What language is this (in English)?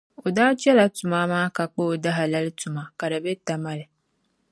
Dagbani